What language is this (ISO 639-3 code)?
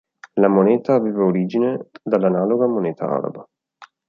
ita